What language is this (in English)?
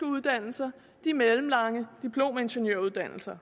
Danish